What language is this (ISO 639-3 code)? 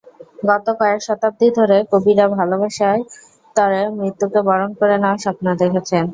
ben